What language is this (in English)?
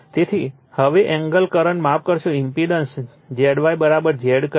Gujarati